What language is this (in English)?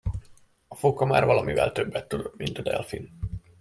Hungarian